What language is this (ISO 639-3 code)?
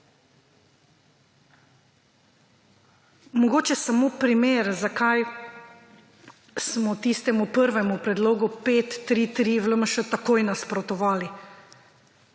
slv